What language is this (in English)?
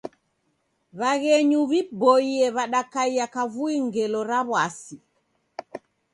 Taita